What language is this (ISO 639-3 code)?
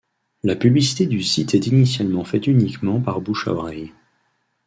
fra